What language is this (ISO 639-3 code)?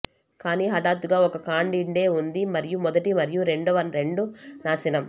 tel